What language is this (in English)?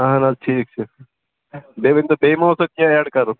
Kashmiri